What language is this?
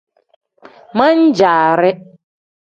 Tem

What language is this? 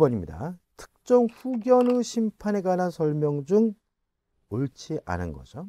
Korean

